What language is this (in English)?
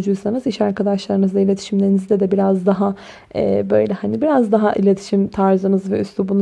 Turkish